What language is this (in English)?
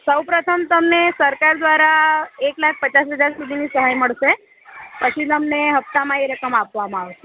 Gujarati